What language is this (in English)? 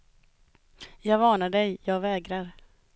Swedish